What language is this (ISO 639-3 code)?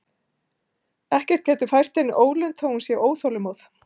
isl